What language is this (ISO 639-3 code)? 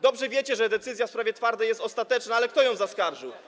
pol